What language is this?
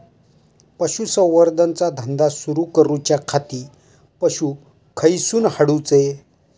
Marathi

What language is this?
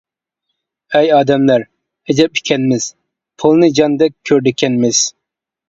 Uyghur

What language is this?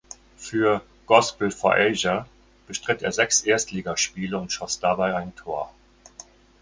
German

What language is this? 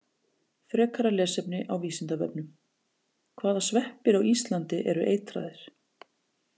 Icelandic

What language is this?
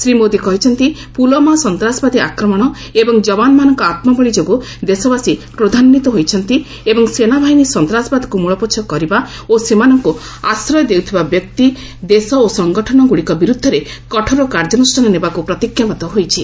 Odia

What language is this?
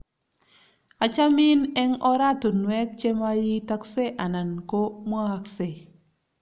Kalenjin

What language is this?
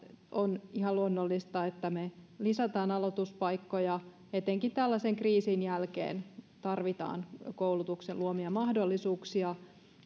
Finnish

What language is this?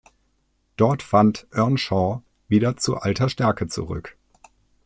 German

